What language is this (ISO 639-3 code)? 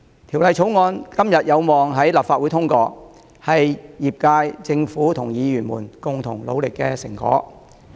yue